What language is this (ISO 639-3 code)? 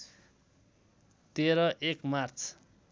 nep